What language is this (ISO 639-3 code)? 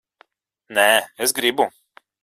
lav